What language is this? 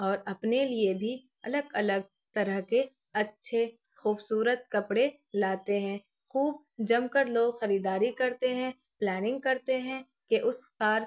Urdu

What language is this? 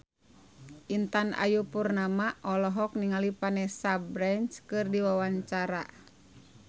Sundanese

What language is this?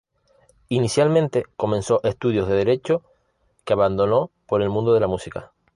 Spanish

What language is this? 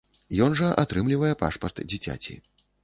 Belarusian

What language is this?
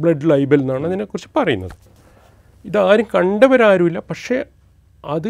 Malayalam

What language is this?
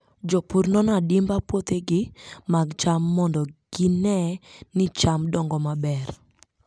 Luo (Kenya and Tanzania)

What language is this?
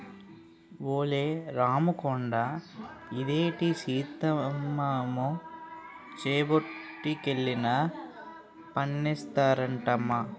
Telugu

